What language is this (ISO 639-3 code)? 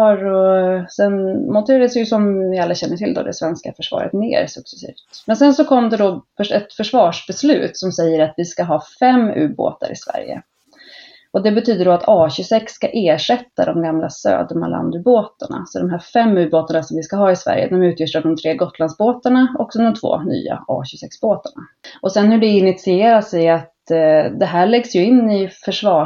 swe